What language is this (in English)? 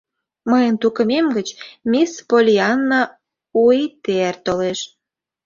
Mari